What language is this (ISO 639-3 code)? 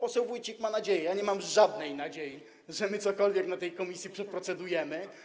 pol